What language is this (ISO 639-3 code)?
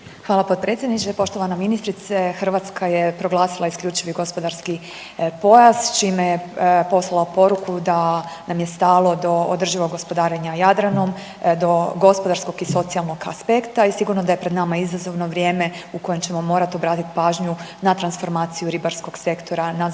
hrv